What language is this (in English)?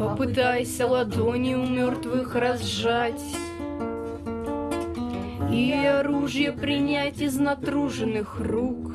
Russian